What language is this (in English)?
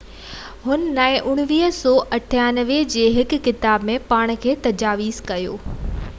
Sindhi